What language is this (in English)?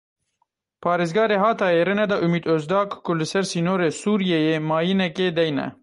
Kurdish